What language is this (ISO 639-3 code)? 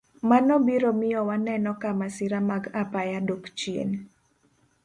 luo